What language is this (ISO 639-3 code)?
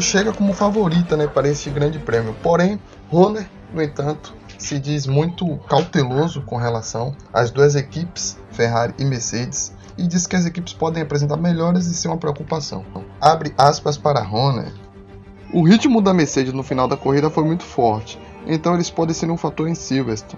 por